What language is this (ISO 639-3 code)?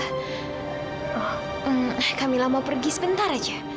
ind